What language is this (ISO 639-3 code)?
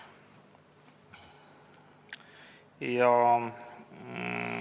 est